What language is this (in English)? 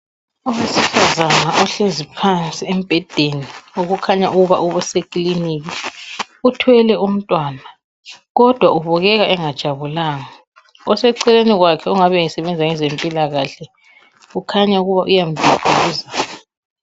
North Ndebele